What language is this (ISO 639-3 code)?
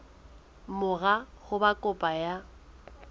sot